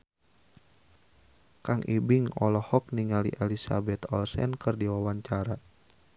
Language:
Sundanese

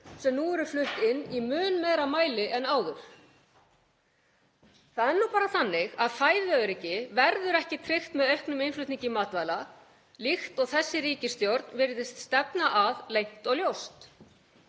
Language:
Icelandic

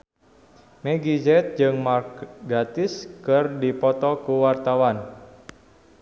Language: Sundanese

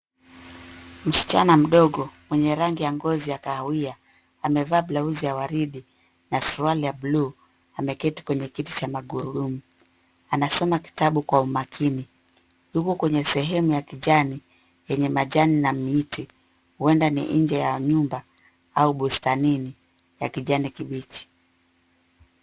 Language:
Swahili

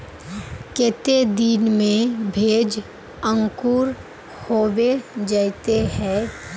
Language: Magahi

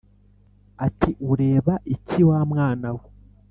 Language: Kinyarwanda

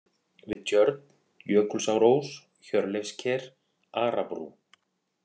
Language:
Icelandic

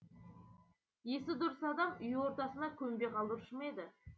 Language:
Kazakh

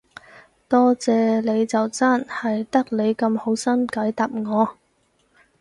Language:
Cantonese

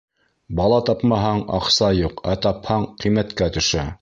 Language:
Bashkir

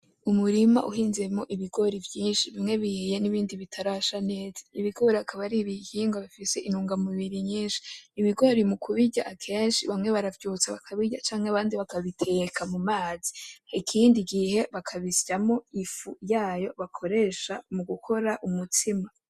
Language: Rundi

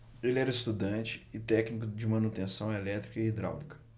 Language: Portuguese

